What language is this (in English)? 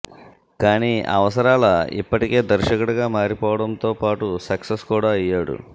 Telugu